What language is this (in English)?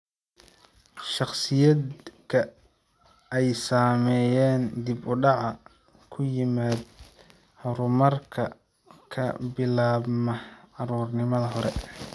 Somali